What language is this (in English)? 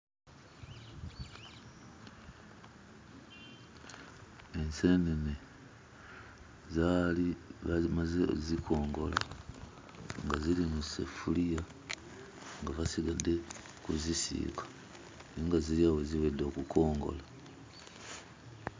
Ganda